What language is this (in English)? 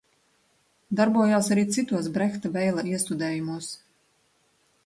Latvian